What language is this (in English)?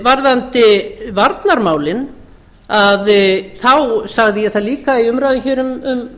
Icelandic